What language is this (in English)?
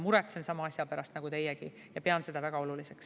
Estonian